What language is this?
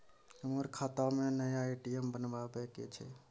Maithili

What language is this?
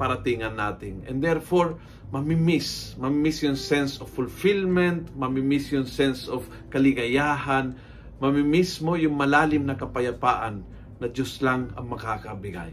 Filipino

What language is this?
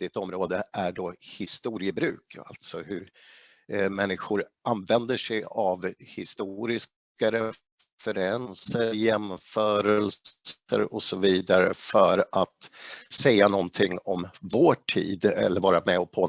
Swedish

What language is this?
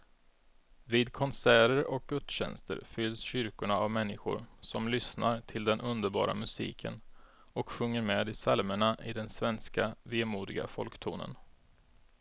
Swedish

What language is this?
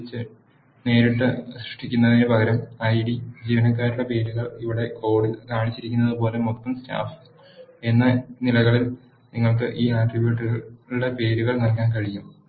Malayalam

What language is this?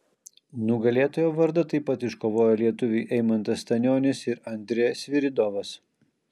Lithuanian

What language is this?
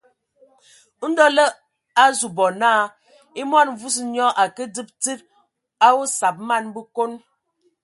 Ewondo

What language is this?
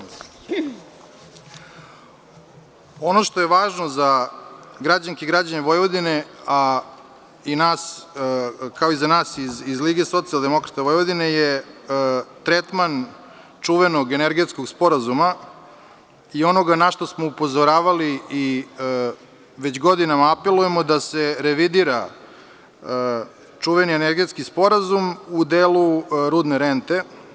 Serbian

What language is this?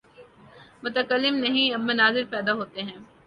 Urdu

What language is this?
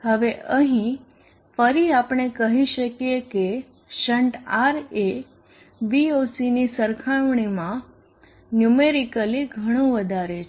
Gujarati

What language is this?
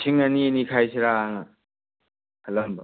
Manipuri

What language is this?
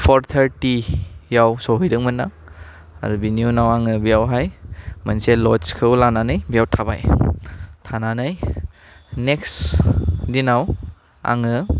Bodo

